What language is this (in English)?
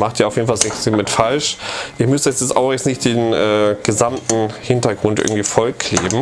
German